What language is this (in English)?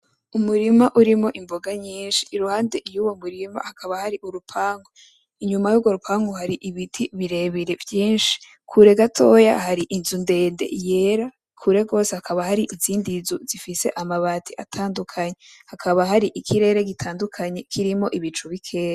Rundi